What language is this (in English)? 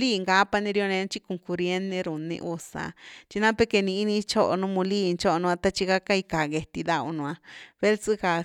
Güilá Zapotec